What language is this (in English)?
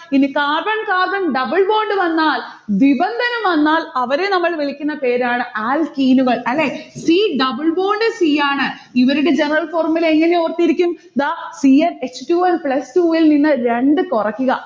Malayalam